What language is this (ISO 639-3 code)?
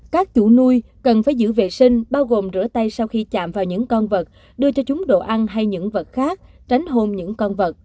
vie